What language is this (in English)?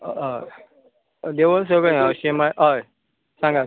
Konkani